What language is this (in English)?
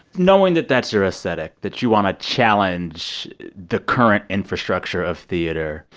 English